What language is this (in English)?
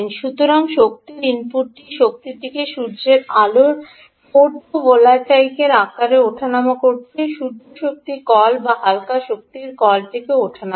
Bangla